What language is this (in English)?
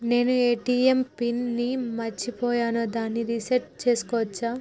Telugu